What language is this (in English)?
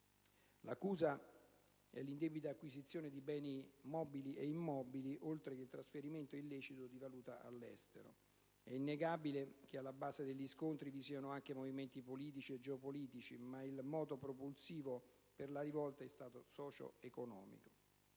Italian